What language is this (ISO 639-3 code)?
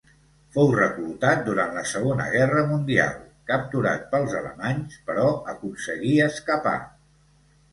cat